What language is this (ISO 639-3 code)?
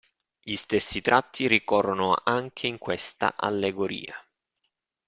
ita